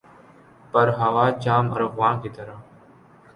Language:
Urdu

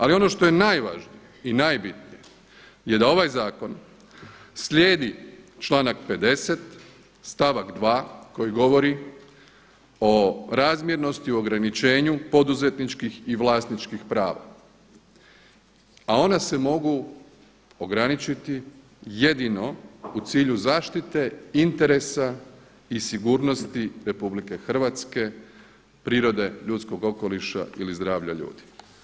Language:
Croatian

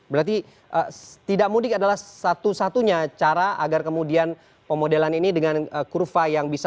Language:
Indonesian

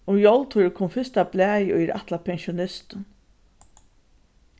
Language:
Faroese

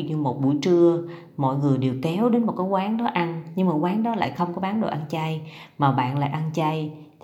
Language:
Vietnamese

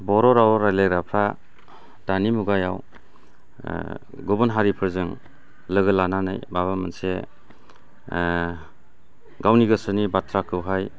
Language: Bodo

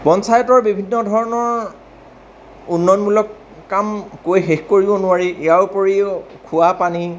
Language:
Assamese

